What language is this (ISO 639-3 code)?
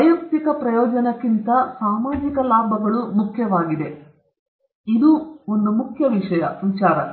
kan